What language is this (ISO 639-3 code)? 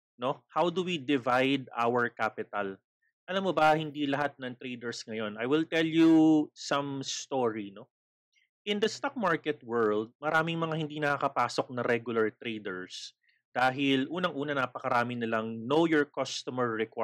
fil